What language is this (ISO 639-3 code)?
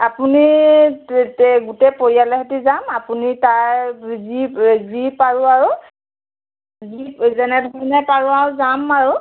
asm